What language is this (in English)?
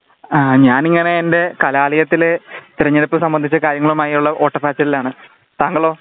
Malayalam